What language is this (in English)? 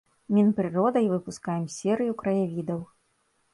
Belarusian